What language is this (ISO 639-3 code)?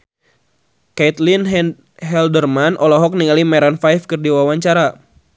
sun